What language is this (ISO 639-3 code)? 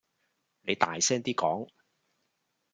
yue